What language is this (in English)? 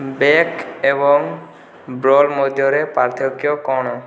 Odia